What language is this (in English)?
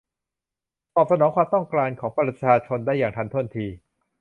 Thai